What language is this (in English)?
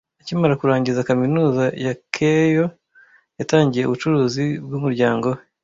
Kinyarwanda